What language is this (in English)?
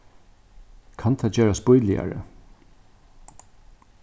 Faroese